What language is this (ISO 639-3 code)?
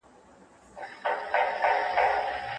pus